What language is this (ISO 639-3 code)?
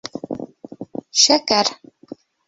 bak